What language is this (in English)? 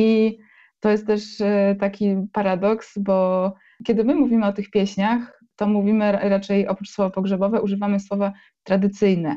Polish